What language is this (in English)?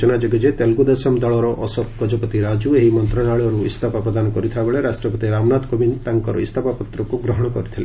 Odia